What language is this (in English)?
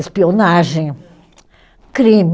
Portuguese